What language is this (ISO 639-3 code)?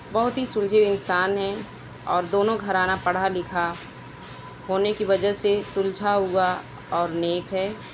urd